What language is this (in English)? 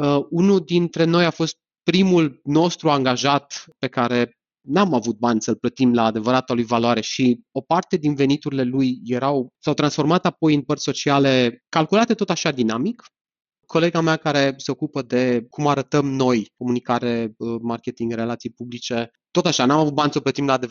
Romanian